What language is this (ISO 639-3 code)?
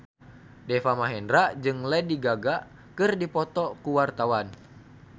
sun